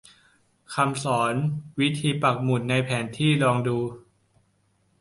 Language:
Thai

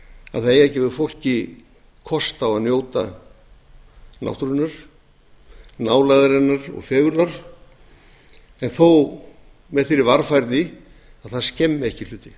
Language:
Icelandic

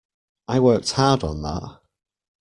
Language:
English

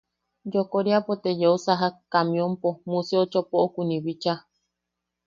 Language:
Yaqui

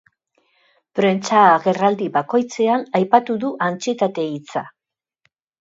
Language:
Basque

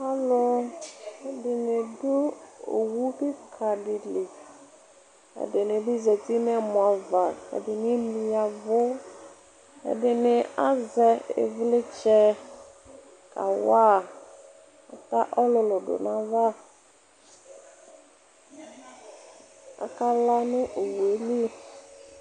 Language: Ikposo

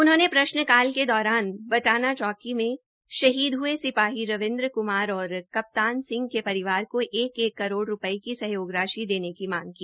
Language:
Hindi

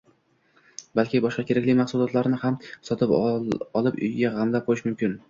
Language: Uzbek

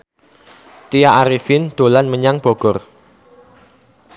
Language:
Javanese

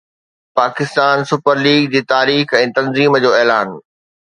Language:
Sindhi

